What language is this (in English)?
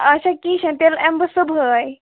Kashmiri